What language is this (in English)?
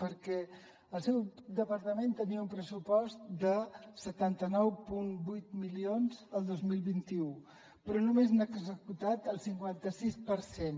Catalan